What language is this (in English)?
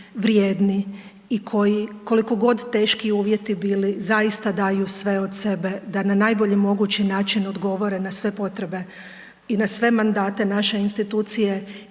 Croatian